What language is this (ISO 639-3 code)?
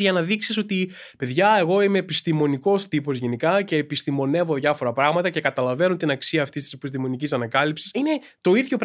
ell